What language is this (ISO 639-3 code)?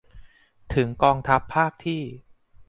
tha